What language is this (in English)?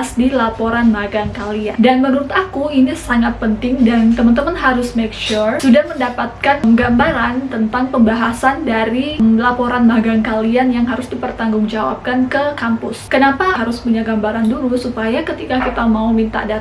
Indonesian